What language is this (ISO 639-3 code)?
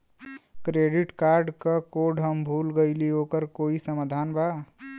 bho